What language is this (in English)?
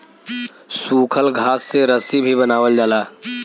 Bhojpuri